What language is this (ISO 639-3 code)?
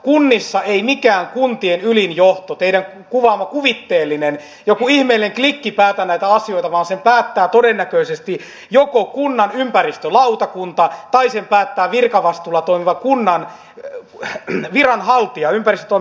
fin